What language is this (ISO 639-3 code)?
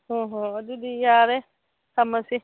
mni